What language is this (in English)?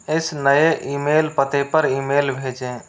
Hindi